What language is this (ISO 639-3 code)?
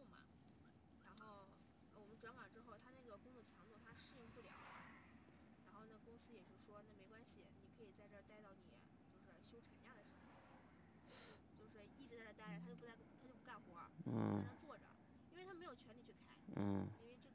zho